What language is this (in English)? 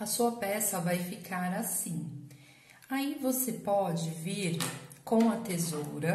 Portuguese